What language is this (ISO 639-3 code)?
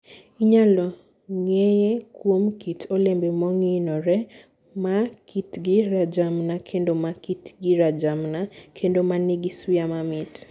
luo